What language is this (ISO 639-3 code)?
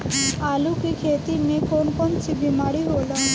bho